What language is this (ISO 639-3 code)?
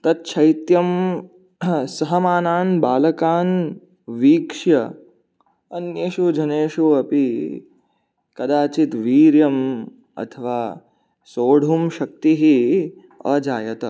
san